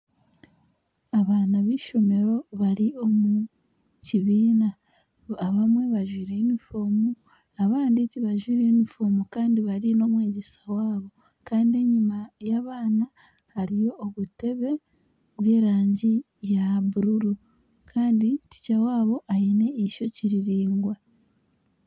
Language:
Nyankole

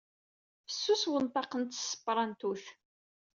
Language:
Kabyle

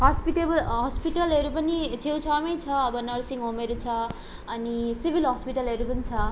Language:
Nepali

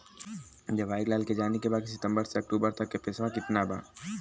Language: Bhojpuri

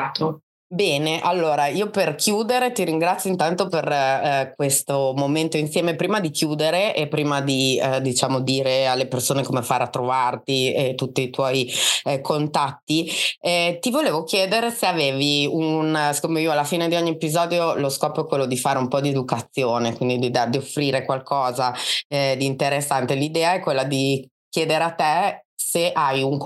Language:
Italian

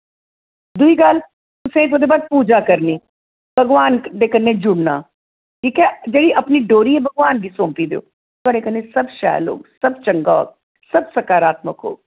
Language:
Dogri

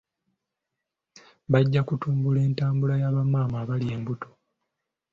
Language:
Ganda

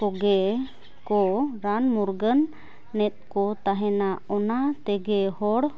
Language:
Santali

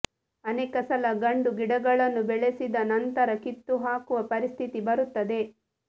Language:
Kannada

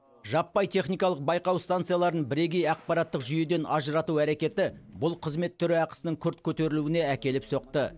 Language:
Kazakh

